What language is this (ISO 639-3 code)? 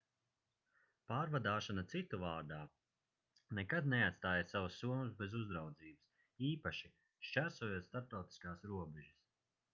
lav